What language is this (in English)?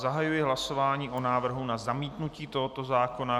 Czech